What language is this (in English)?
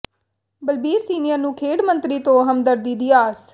Punjabi